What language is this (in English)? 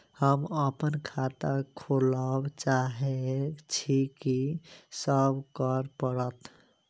Maithili